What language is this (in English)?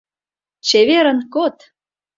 Mari